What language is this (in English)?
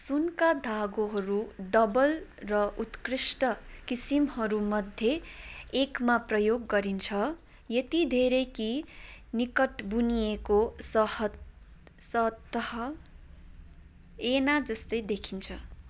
Nepali